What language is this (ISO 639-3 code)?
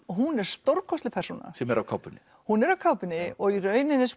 isl